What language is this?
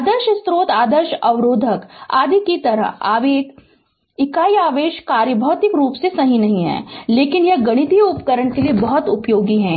Hindi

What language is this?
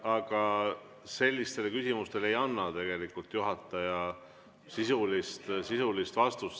Estonian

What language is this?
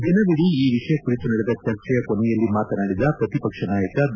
Kannada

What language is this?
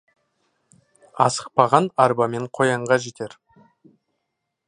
Kazakh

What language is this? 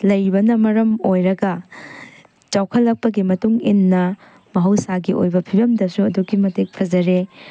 Manipuri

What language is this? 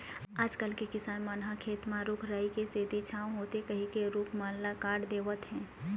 Chhattisgarhi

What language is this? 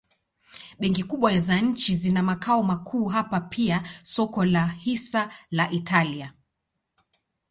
Swahili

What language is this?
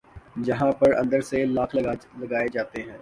Urdu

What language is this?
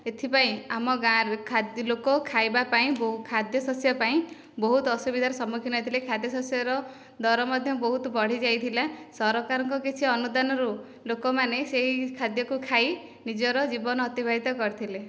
Odia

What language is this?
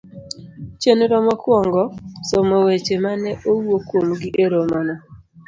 Luo (Kenya and Tanzania)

